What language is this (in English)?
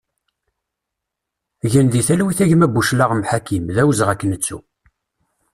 Kabyle